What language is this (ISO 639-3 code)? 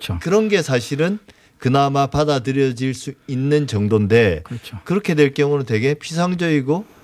kor